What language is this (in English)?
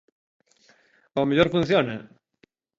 Galician